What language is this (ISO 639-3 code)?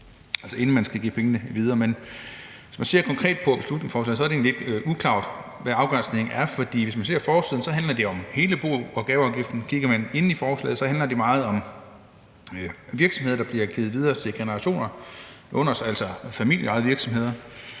dan